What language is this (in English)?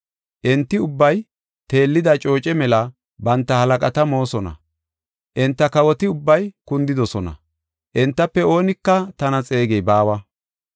Gofa